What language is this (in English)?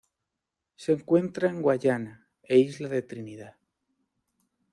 Spanish